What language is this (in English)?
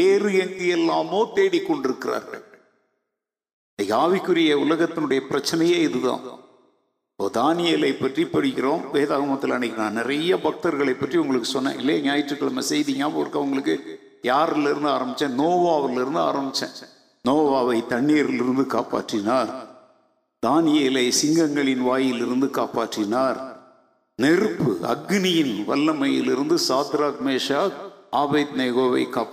Tamil